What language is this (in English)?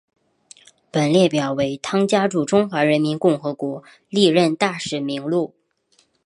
Chinese